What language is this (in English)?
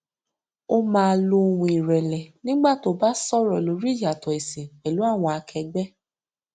Yoruba